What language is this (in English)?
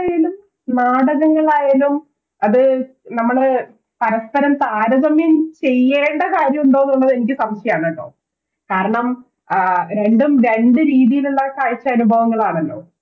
Malayalam